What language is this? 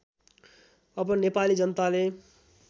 Nepali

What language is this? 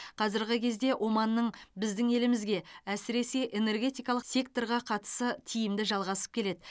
Kazakh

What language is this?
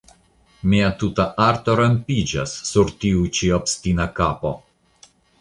Esperanto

